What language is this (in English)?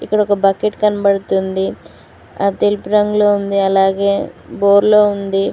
Telugu